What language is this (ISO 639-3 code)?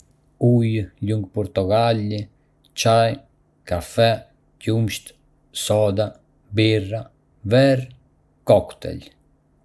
aae